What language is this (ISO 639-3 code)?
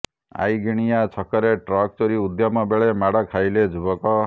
ori